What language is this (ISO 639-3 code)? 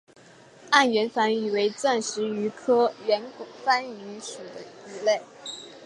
zho